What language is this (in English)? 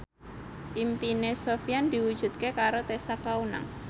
Javanese